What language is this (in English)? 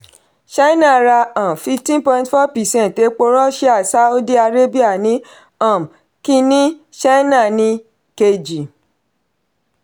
Yoruba